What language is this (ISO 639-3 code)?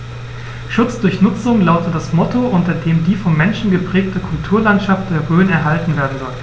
deu